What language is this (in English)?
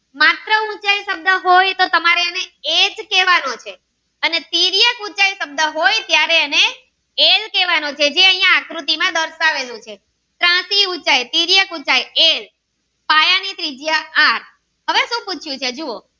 Gujarati